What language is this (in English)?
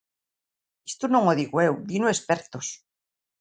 Galician